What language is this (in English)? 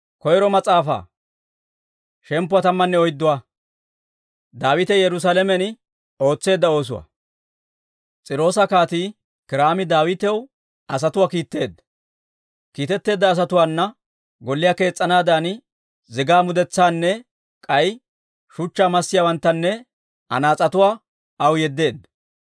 Dawro